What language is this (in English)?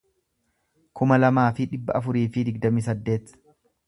Oromo